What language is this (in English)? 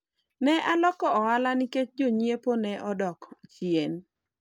Luo (Kenya and Tanzania)